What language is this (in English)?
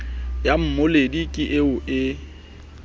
Southern Sotho